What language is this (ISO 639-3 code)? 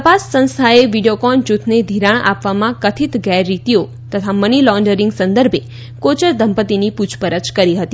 guj